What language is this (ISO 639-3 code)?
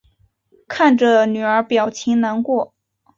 zho